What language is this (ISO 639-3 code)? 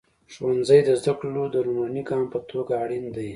pus